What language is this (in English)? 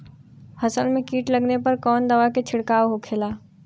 Bhojpuri